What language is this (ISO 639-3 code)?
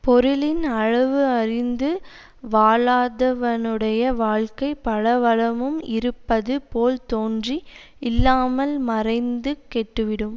tam